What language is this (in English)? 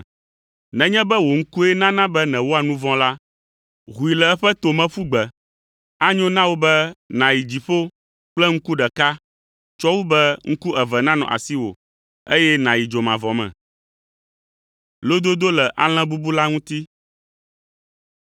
Ewe